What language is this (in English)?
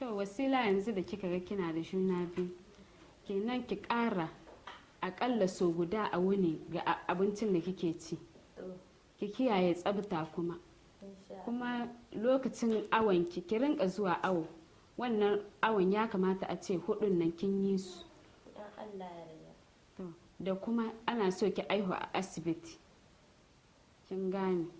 English